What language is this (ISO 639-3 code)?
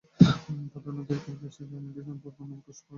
ben